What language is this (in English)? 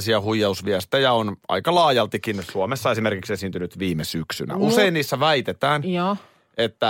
Finnish